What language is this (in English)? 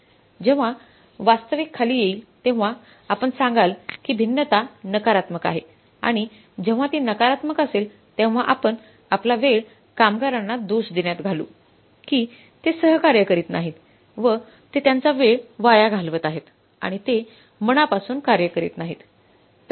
Marathi